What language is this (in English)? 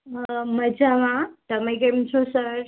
Gujarati